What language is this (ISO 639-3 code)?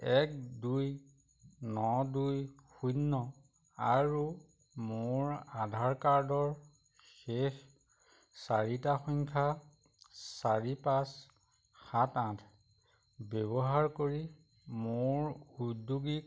asm